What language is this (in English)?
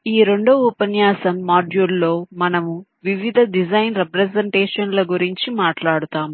Telugu